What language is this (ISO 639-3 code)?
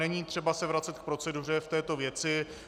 ces